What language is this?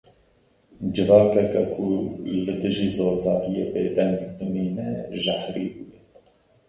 Kurdish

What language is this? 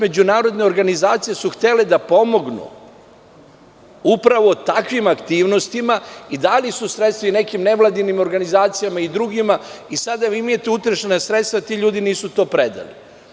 Serbian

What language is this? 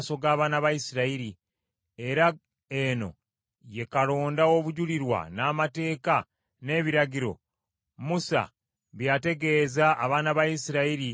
Ganda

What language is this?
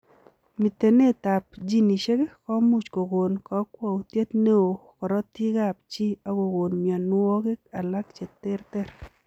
Kalenjin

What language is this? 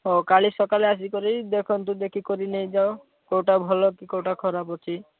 Odia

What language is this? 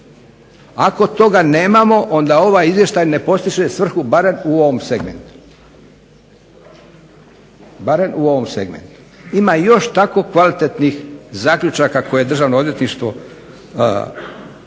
Croatian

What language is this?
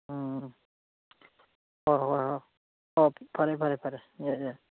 Manipuri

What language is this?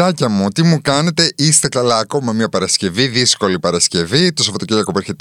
Greek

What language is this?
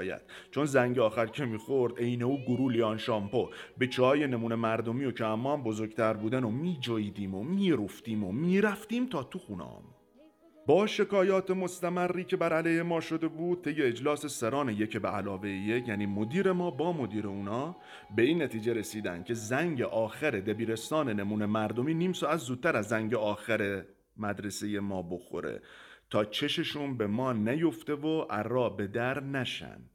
Persian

